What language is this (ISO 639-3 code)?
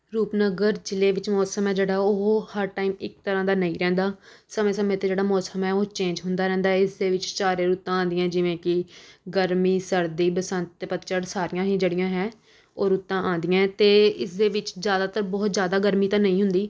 pan